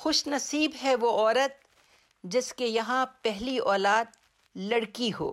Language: Urdu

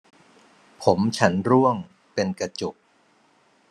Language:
Thai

